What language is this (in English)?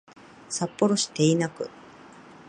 Japanese